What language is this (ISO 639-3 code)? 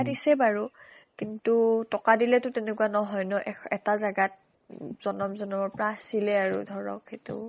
asm